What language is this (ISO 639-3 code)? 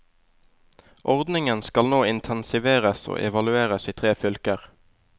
nor